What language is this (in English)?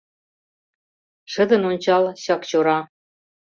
Mari